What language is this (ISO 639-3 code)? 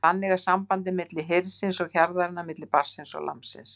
isl